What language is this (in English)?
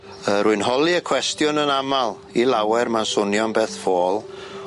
Welsh